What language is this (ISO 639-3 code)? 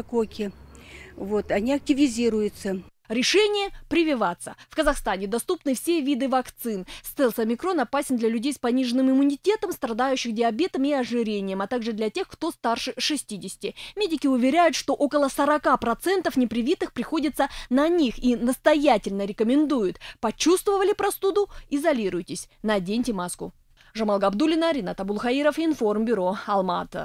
rus